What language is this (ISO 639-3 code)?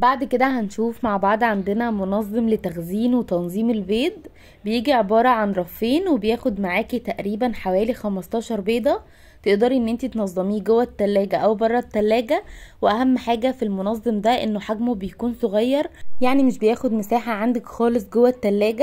ara